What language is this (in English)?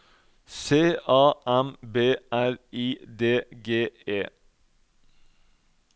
Norwegian